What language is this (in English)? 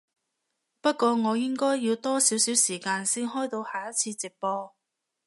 Cantonese